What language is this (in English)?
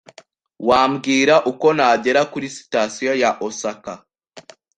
Kinyarwanda